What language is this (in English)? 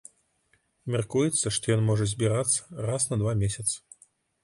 Belarusian